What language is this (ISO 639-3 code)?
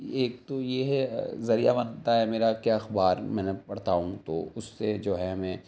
urd